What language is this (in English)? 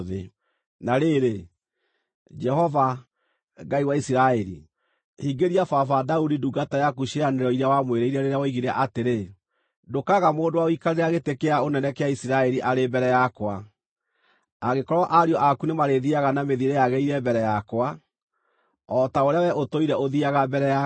Kikuyu